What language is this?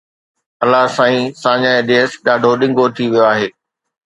Sindhi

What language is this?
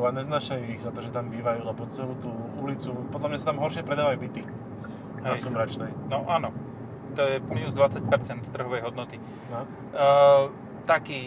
Slovak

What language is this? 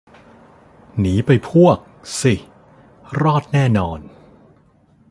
Thai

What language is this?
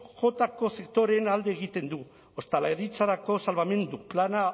Basque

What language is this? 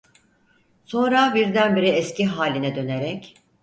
Turkish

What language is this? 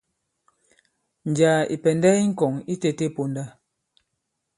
Bankon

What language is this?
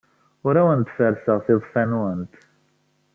Kabyle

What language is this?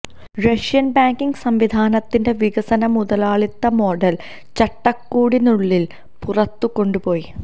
Malayalam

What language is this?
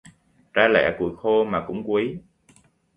Vietnamese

